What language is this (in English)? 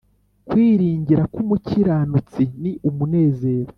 Kinyarwanda